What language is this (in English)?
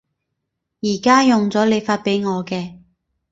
Cantonese